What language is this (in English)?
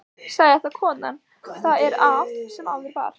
Icelandic